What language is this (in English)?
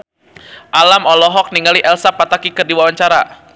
Sundanese